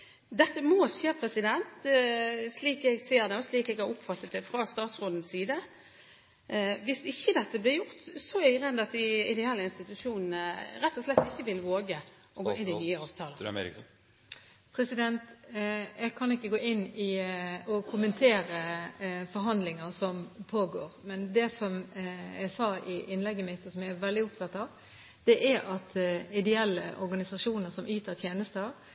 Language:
Norwegian Bokmål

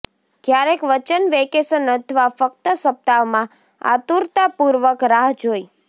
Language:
Gujarati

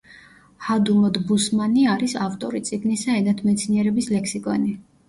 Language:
Georgian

